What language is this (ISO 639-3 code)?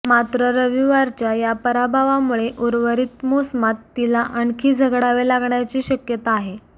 mar